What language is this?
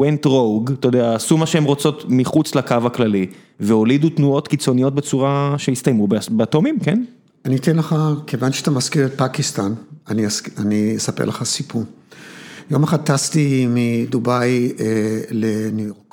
Hebrew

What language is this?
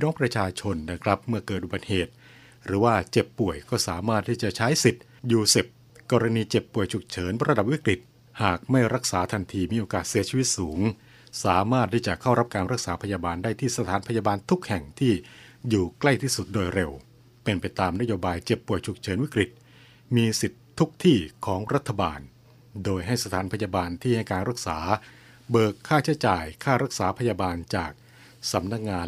Thai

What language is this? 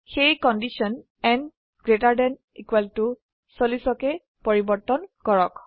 Assamese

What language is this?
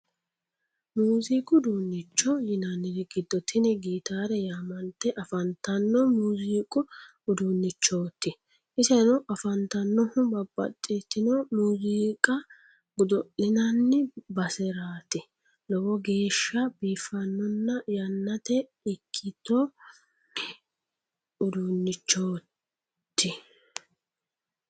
Sidamo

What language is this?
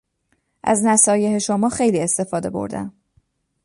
Persian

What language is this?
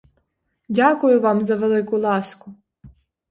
Ukrainian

